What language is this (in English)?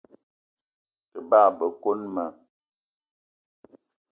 Eton (Cameroon)